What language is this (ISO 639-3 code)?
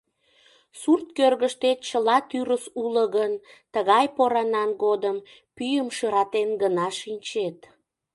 chm